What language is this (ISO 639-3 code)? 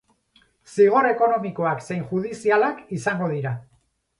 eus